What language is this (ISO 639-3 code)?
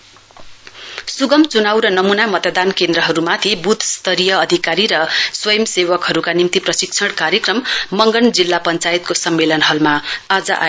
nep